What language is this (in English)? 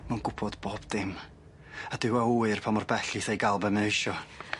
Welsh